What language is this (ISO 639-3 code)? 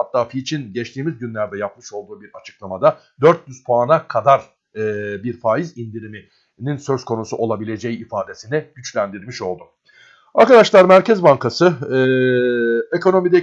tur